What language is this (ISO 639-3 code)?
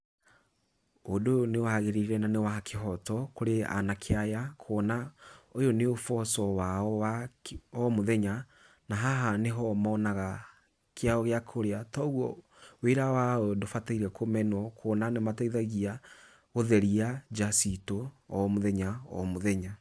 kik